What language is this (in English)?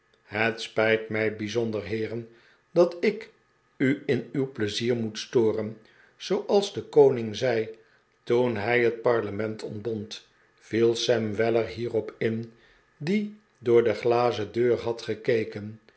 Dutch